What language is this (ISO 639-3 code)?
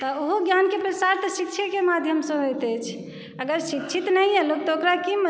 mai